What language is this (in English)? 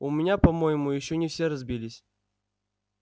Russian